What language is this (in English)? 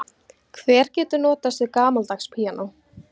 Icelandic